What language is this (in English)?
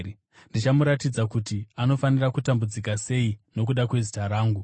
Shona